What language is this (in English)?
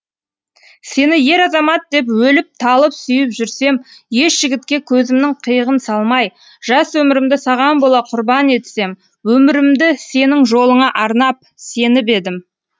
Kazakh